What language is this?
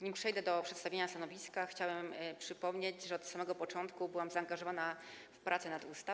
Polish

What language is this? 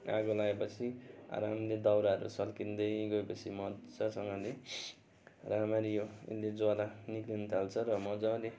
Nepali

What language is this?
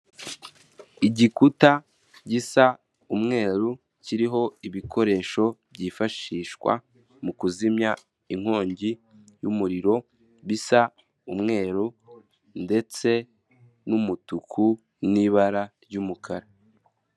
Kinyarwanda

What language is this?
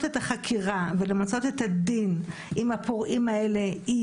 Hebrew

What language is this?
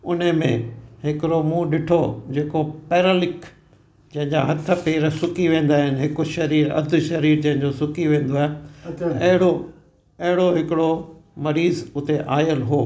Sindhi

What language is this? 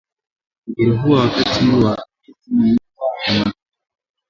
Swahili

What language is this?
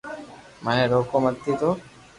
Loarki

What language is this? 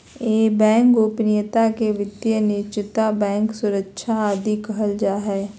Magahi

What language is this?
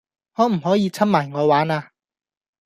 Cantonese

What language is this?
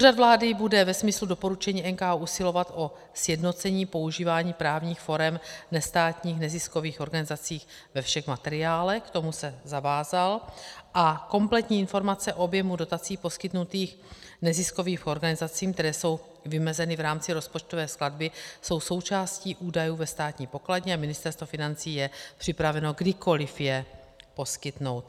Czech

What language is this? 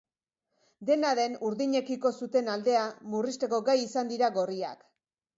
Basque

